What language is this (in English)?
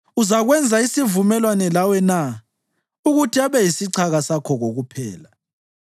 North Ndebele